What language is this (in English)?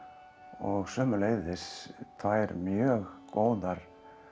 Icelandic